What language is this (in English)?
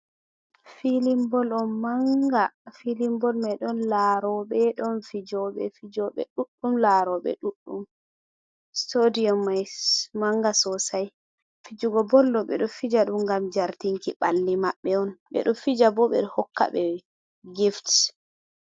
Fula